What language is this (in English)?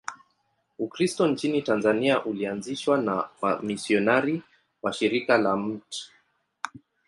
Swahili